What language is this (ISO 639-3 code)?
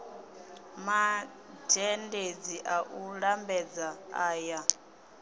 ven